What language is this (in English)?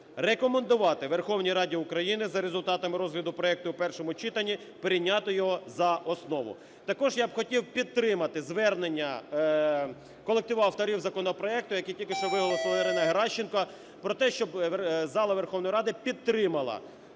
Ukrainian